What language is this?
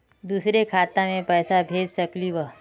Magahi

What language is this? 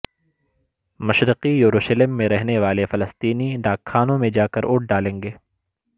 Urdu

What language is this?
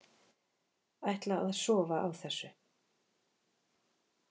Icelandic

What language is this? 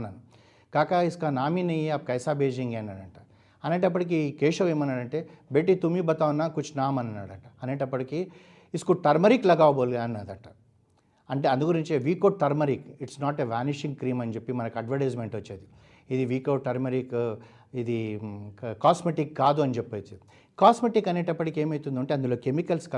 Telugu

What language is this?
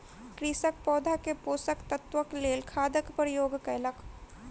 Maithili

